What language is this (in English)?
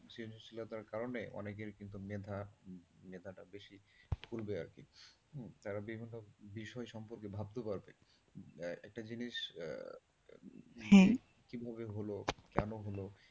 Bangla